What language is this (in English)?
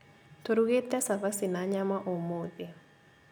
Kikuyu